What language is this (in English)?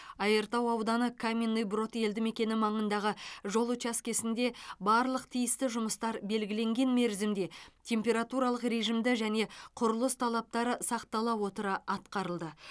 Kazakh